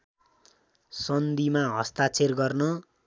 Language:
Nepali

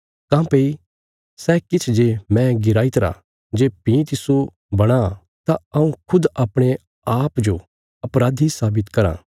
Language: Bilaspuri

